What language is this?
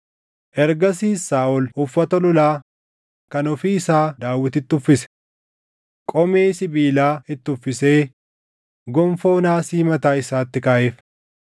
Oromo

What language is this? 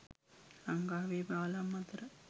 Sinhala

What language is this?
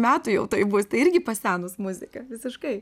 Lithuanian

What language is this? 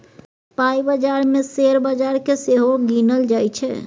Maithili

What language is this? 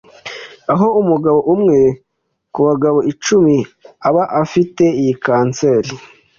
Kinyarwanda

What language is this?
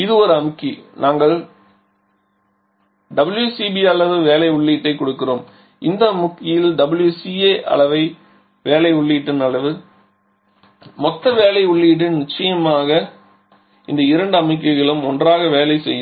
Tamil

